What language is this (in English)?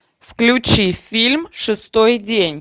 Russian